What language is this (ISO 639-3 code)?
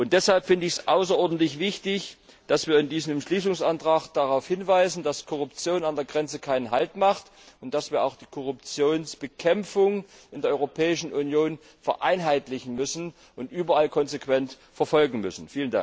deu